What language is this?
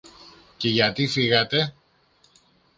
Greek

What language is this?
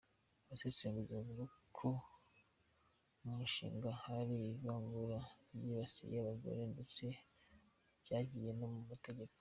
Kinyarwanda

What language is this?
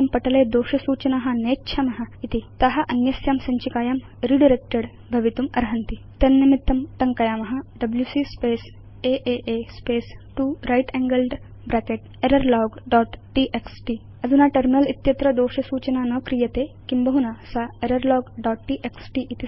Sanskrit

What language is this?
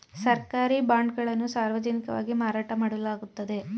Kannada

